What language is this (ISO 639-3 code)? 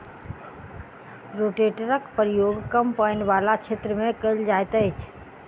mai